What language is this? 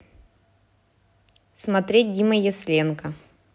Russian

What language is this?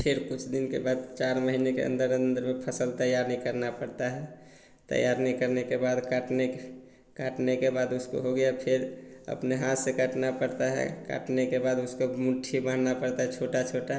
Hindi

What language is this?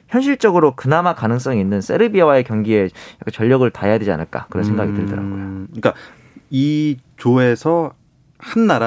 Korean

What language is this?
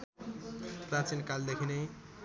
Nepali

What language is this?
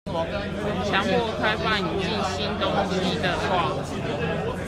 Chinese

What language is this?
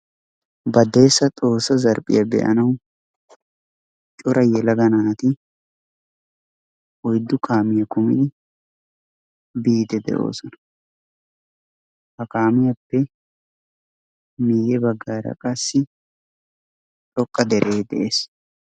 Wolaytta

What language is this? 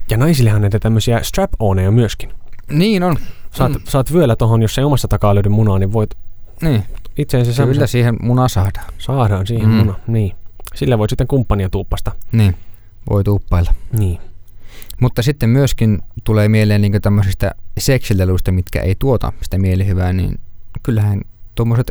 Finnish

